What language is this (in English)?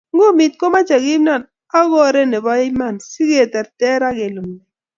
Kalenjin